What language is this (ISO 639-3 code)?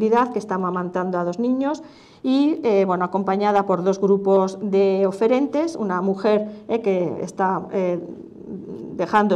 spa